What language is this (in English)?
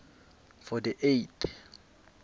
South Ndebele